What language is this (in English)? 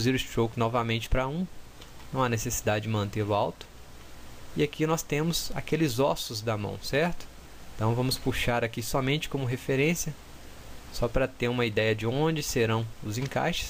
Portuguese